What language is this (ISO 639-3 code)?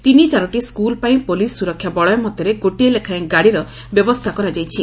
ori